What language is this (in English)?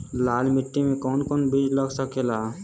Bhojpuri